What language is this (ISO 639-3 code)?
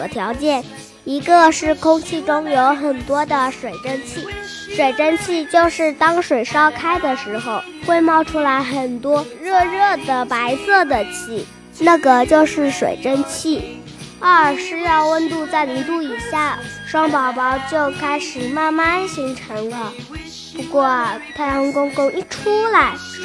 zho